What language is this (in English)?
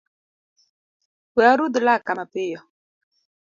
Luo (Kenya and Tanzania)